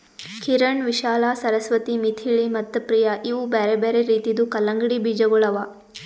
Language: Kannada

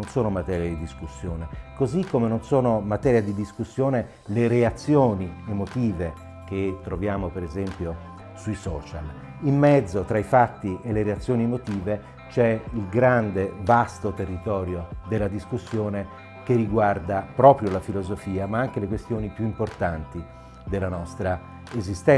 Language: Italian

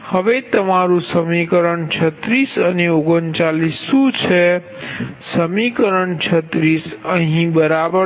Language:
Gujarati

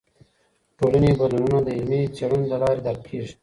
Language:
Pashto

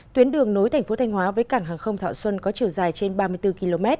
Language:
Vietnamese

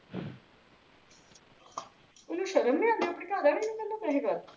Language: Punjabi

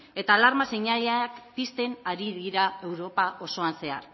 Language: Basque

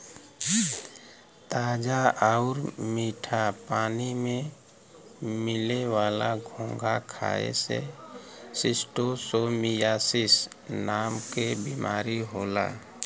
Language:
Bhojpuri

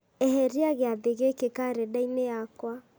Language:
Kikuyu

